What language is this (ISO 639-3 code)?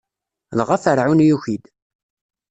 kab